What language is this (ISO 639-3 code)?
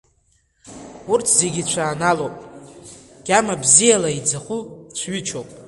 abk